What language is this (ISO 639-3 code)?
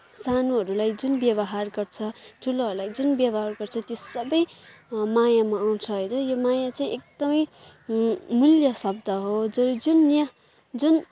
nep